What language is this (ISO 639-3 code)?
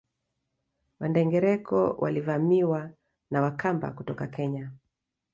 swa